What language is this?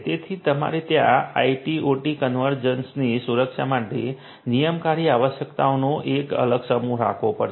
Gujarati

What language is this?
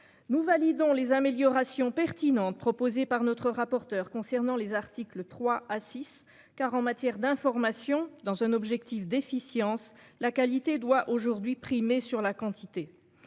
French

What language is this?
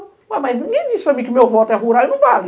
Portuguese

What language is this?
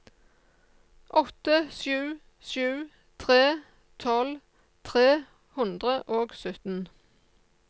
Norwegian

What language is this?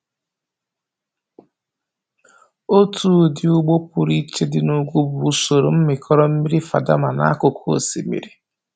Igbo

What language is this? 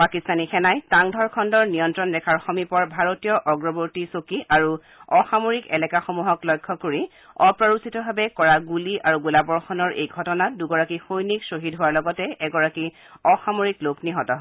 Assamese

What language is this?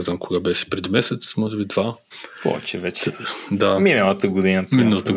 Bulgarian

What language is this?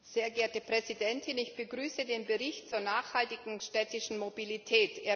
German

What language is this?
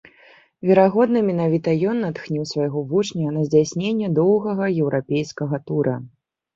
Belarusian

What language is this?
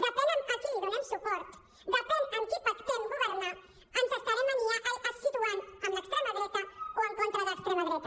Catalan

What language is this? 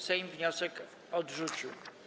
Polish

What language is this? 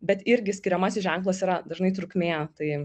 Lithuanian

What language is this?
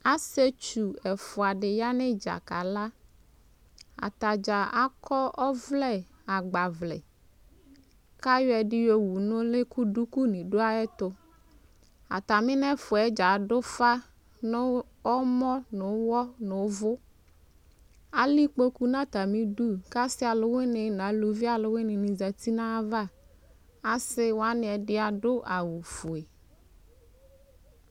Ikposo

